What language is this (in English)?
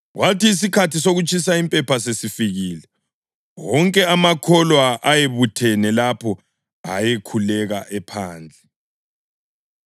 North Ndebele